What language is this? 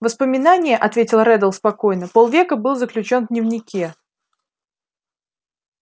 Russian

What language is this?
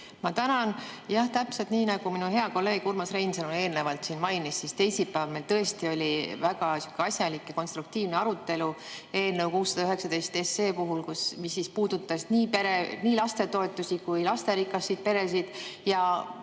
Estonian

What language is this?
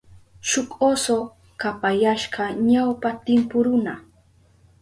Southern Pastaza Quechua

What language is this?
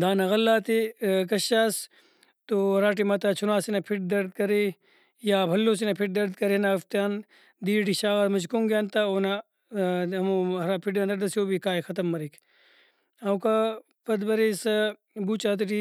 Brahui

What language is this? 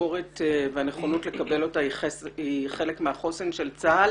Hebrew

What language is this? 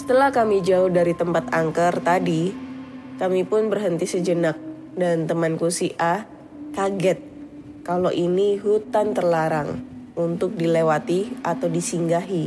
Indonesian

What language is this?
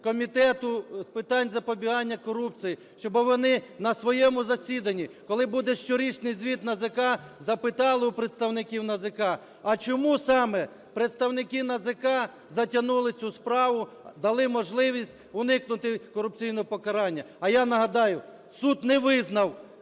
Ukrainian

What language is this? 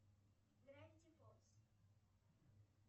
Russian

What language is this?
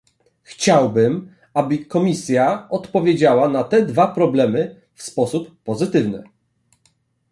Polish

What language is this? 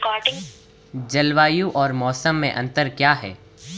Hindi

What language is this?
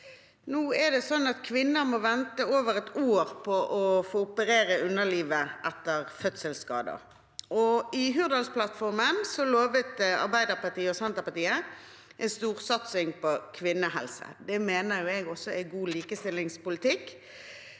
Norwegian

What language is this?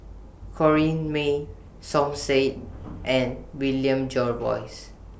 English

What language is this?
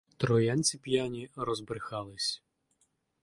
Ukrainian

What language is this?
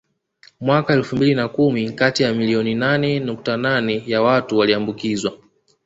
Swahili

